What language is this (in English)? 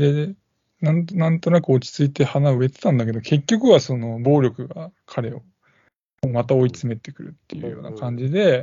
Japanese